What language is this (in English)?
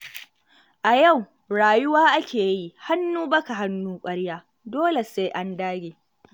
Hausa